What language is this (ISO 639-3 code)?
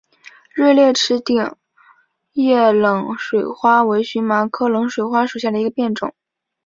zho